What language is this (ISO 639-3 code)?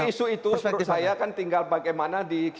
ind